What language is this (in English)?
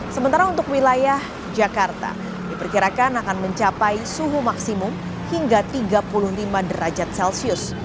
Indonesian